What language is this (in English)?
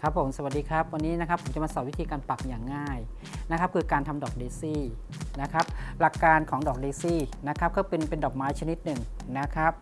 Thai